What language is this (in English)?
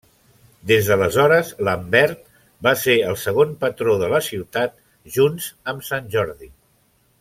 Catalan